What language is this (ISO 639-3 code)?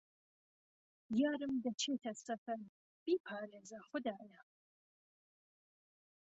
ckb